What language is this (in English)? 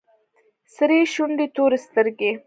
Pashto